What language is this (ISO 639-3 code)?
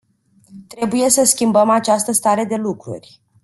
ron